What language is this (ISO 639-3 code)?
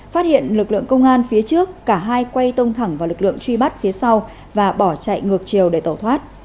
vie